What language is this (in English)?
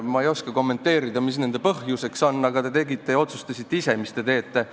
Estonian